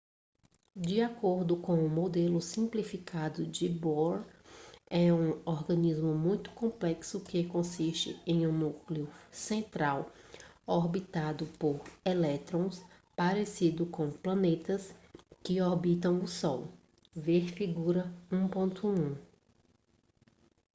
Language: Portuguese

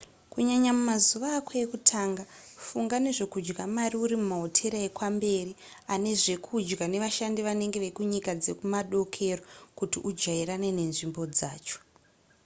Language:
Shona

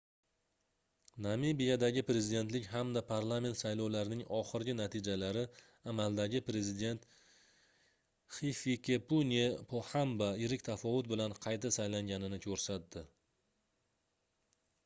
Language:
Uzbek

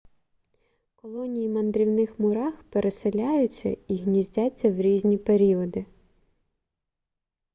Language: Ukrainian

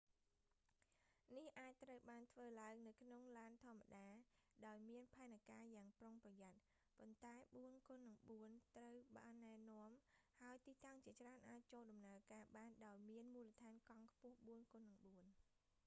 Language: Khmer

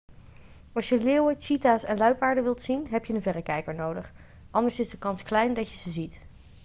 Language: Dutch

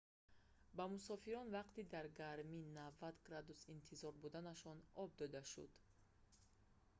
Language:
Tajik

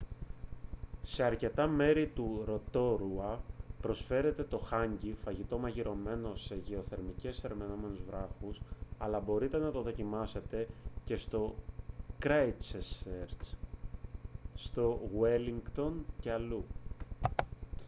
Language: Greek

